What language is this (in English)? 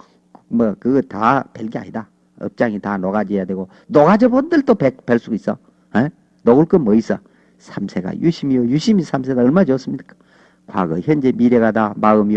Korean